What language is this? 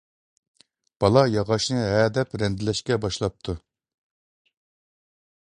Uyghur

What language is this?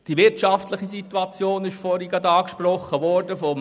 Swiss German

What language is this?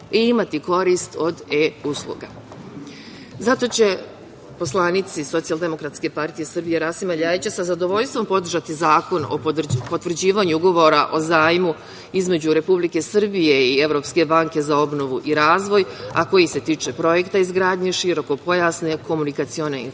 Serbian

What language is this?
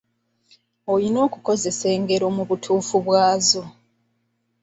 Ganda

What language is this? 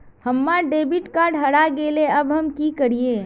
Magahi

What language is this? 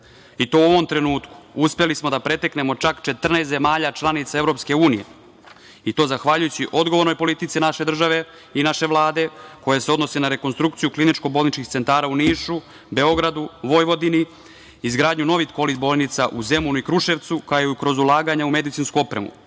Serbian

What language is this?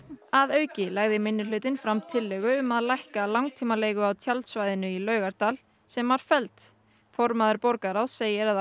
Icelandic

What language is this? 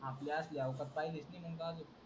Marathi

